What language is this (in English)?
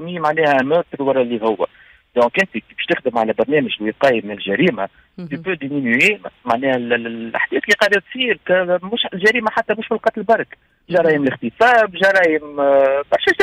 Arabic